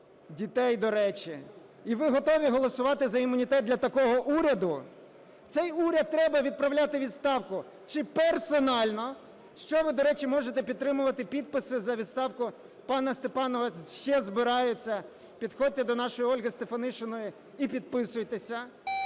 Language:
Ukrainian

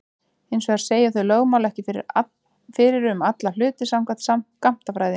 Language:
Icelandic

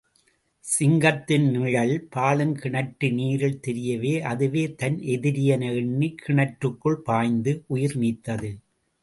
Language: Tamil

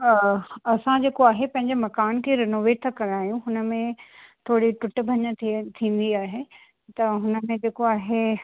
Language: Sindhi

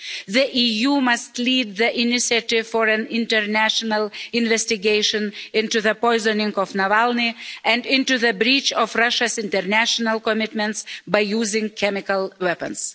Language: English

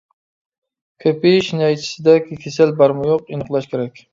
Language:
Uyghur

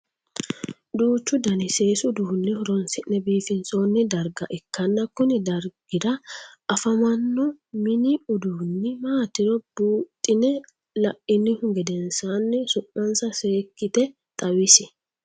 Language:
Sidamo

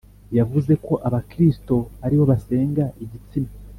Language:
Kinyarwanda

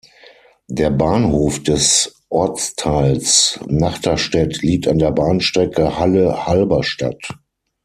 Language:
German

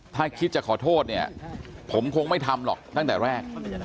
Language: Thai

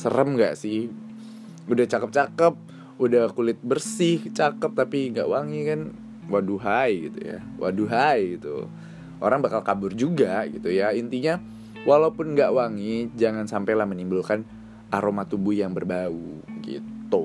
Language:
Indonesian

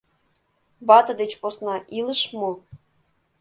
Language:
Mari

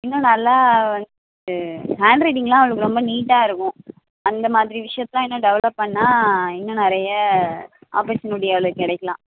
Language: Tamil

